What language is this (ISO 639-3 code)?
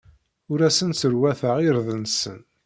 kab